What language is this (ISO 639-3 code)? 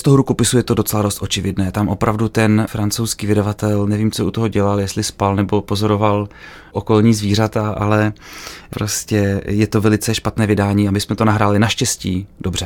ces